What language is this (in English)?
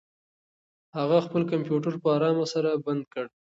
Pashto